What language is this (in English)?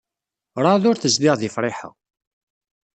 Kabyle